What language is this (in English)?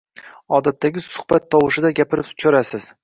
Uzbek